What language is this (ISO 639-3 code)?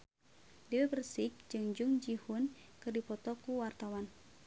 sun